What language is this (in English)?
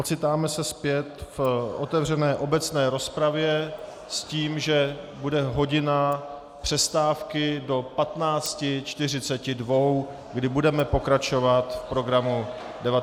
Czech